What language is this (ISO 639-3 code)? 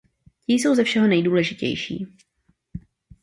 ces